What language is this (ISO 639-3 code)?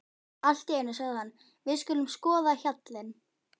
isl